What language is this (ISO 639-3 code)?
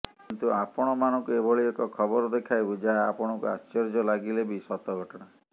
ori